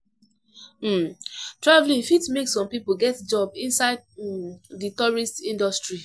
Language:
Nigerian Pidgin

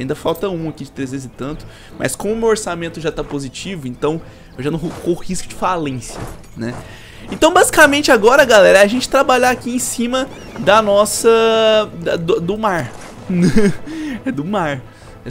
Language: Portuguese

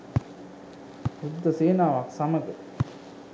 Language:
Sinhala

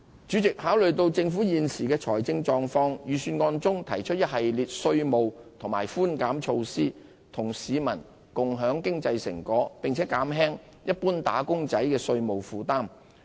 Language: Cantonese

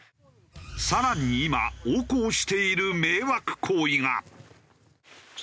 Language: Japanese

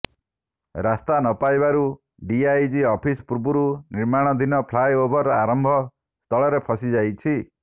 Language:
Odia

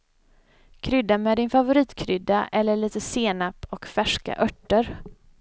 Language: Swedish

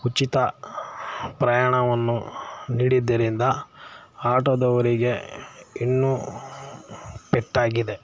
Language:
Kannada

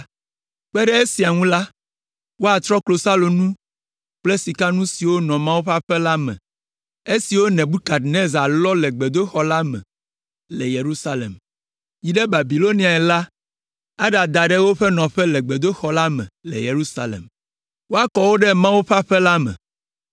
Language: Ewe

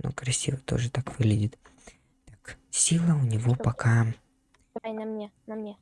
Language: Russian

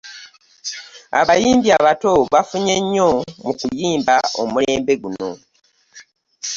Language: Ganda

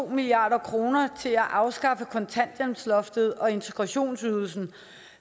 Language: Danish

